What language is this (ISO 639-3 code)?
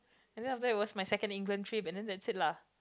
eng